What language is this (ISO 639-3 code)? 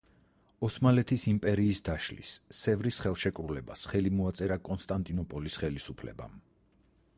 kat